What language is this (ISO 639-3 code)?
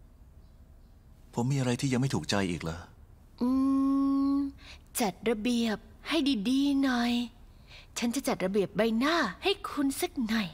tha